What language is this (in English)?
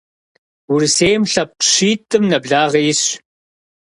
Kabardian